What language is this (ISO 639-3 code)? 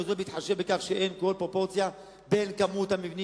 heb